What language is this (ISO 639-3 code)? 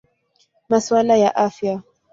swa